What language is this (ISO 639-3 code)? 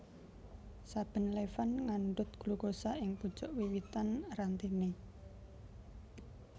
jav